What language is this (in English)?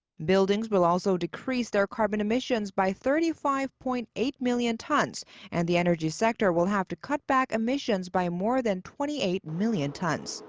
English